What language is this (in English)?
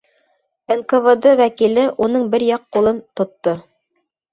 Bashkir